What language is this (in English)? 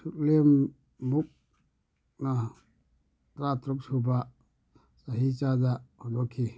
Manipuri